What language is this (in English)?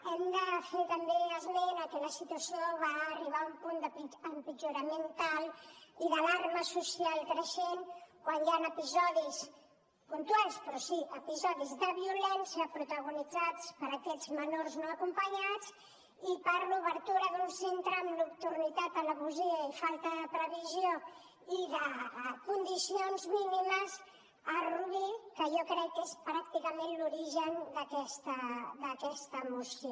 Catalan